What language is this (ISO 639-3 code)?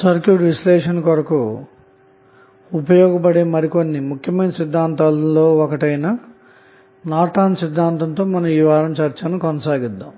tel